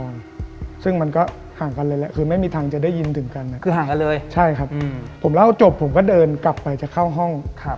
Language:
Thai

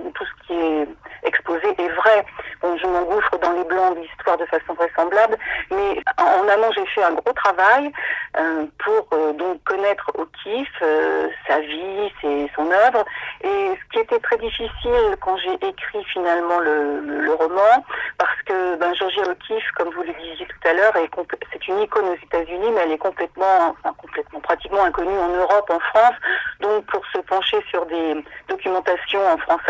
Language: French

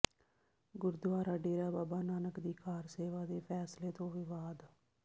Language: Punjabi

